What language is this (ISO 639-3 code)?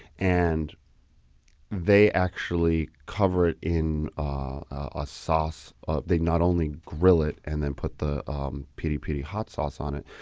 eng